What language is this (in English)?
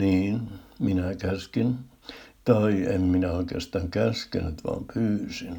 Finnish